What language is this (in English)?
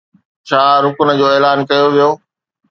Sindhi